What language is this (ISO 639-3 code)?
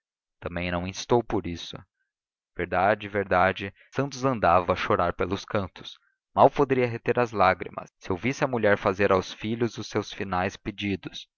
por